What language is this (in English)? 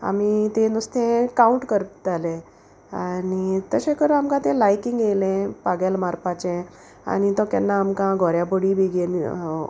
Konkani